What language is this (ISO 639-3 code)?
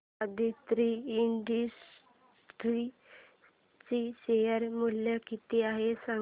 mar